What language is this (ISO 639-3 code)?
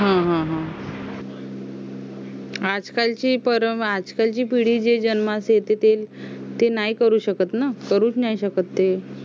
mar